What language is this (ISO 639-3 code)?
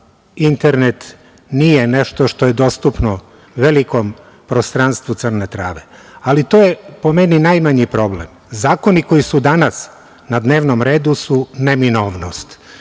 srp